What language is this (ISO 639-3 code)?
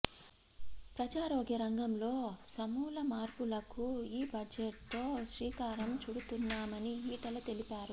tel